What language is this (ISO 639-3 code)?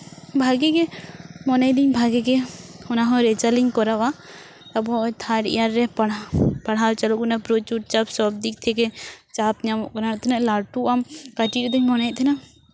sat